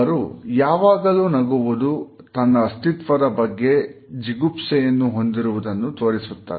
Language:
Kannada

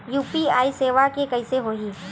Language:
Chhattisgarhi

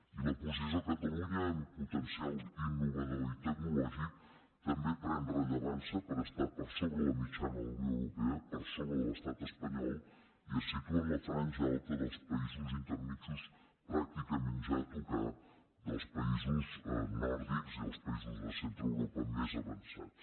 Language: Catalan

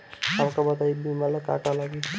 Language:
Bhojpuri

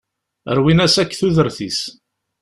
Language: Kabyle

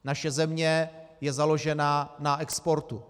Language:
Czech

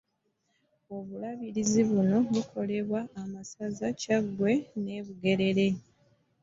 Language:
Ganda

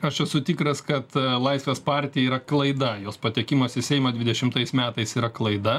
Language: Lithuanian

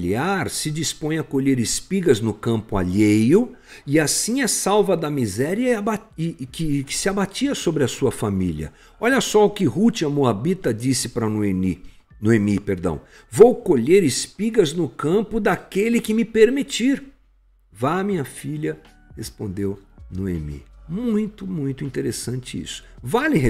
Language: Portuguese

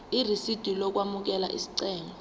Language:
Zulu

